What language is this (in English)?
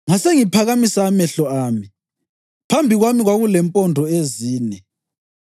North Ndebele